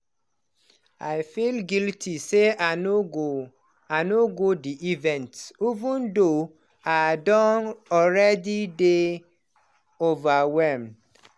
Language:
Nigerian Pidgin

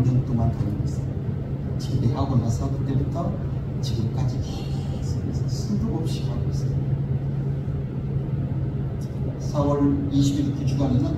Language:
Korean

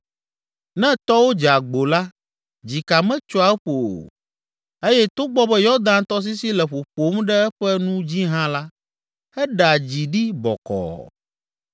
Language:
Ewe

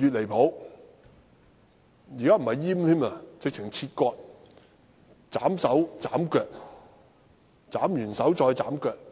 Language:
Cantonese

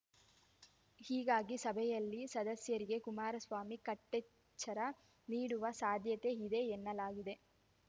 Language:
Kannada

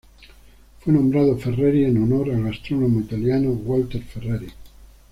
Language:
Spanish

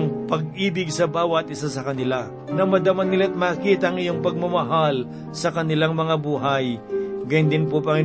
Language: Filipino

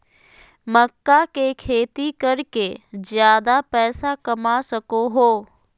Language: Magahi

